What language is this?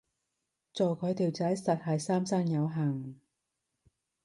Cantonese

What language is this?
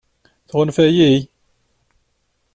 Kabyle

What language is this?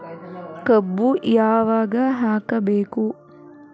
Kannada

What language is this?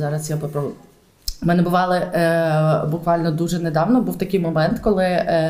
Ukrainian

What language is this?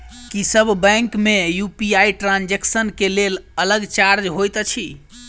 Maithili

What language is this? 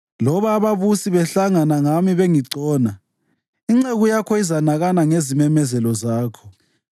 North Ndebele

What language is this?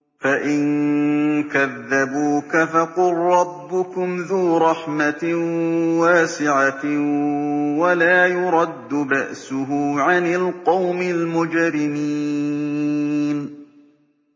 Arabic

